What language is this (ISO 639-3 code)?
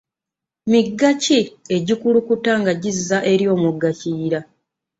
lug